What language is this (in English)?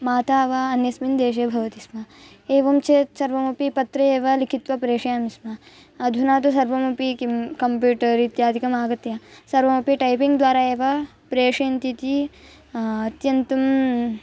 Sanskrit